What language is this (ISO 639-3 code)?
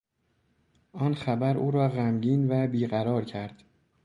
fas